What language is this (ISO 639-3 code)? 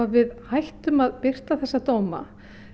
isl